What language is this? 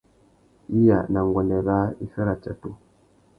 Tuki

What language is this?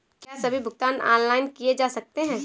Hindi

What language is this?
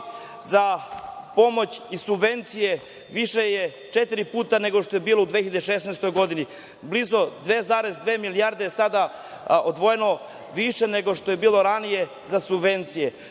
Serbian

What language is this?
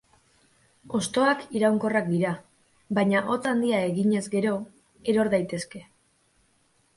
Basque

